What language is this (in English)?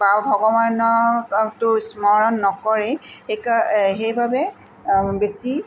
Assamese